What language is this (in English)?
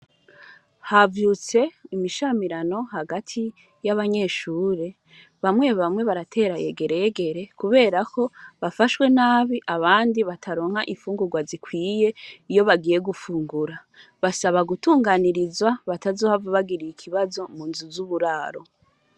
Rundi